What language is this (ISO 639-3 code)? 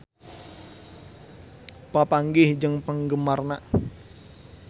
sun